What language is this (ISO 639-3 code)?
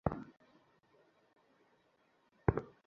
ben